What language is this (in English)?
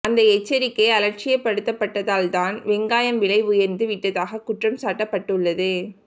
Tamil